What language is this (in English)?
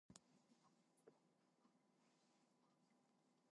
English